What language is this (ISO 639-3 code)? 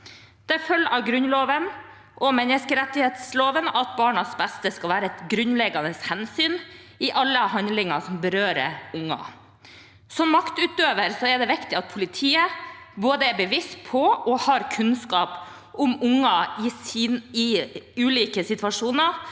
nor